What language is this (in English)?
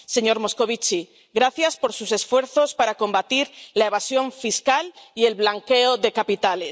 Spanish